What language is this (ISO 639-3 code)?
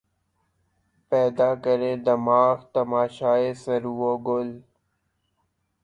urd